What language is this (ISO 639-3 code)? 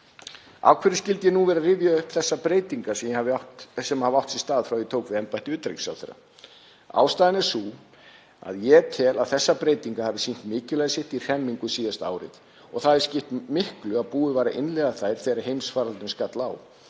isl